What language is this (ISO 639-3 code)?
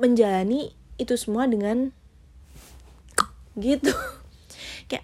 ind